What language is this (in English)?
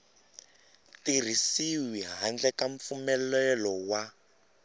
Tsonga